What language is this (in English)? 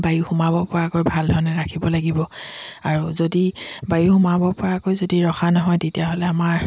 Assamese